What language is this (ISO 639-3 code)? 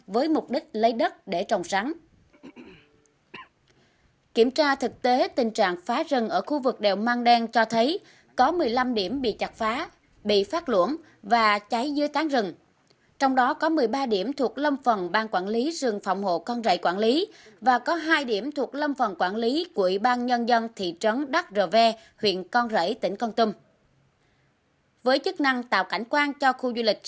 vie